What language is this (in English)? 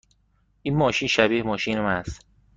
Persian